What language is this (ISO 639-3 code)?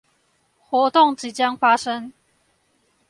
zho